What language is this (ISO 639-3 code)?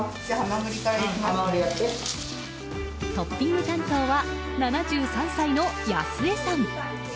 jpn